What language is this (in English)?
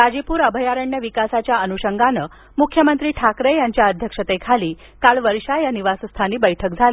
Marathi